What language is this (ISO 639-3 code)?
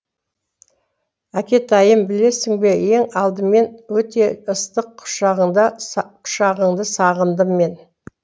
kaz